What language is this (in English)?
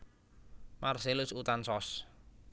Javanese